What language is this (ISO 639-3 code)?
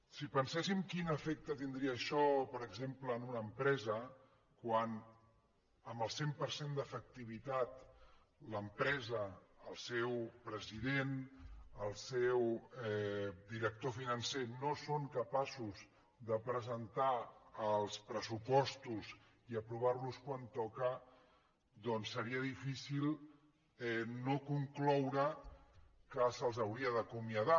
cat